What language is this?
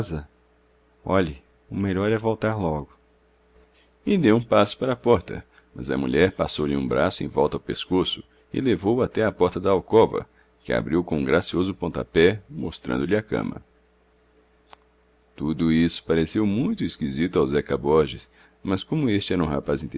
Portuguese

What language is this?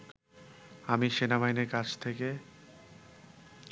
Bangla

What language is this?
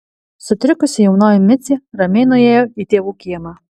Lithuanian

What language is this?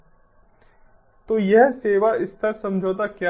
Hindi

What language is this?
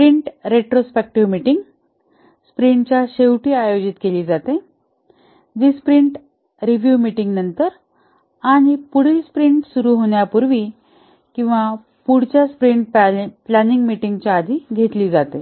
Marathi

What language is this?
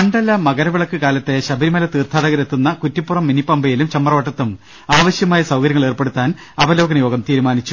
Malayalam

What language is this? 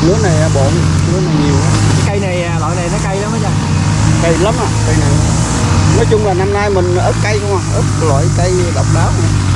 Vietnamese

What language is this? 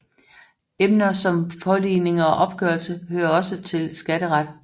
Danish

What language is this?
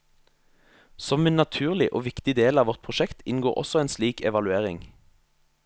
Norwegian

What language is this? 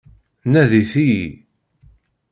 Kabyle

